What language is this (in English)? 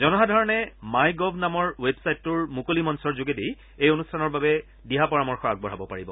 Assamese